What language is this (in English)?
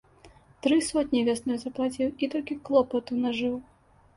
Belarusian